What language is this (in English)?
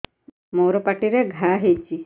Odia